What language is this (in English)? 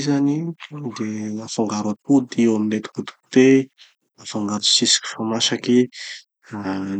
Tanosy Malagasy